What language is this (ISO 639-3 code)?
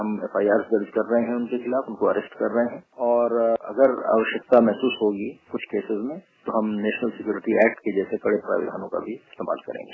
hin